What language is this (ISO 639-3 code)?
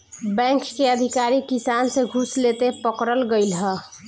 bho